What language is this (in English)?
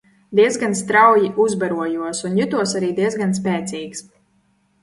Latvian